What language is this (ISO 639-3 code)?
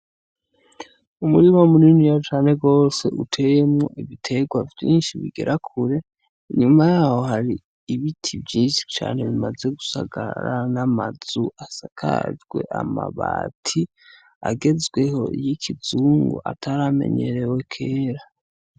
run